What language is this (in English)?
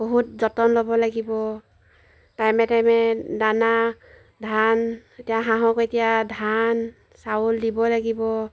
Assamese